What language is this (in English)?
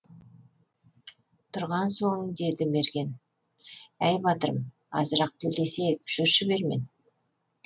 Kazakh